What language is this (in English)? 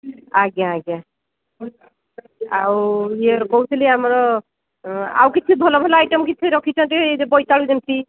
Odia